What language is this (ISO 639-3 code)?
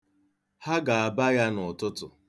ibo